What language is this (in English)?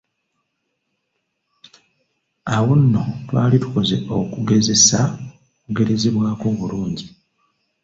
Ganda